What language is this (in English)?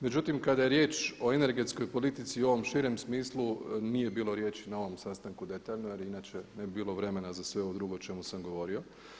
Croatian